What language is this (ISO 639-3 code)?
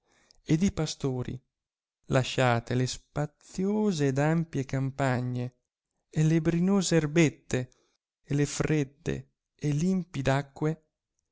ita